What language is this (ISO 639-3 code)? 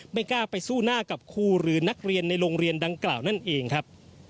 tha